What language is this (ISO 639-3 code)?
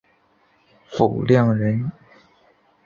zho